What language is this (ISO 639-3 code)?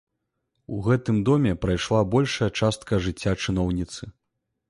bel